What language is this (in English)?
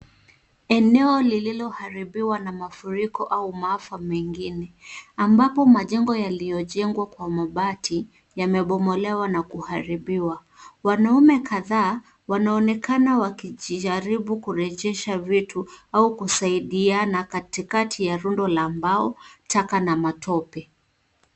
Swahili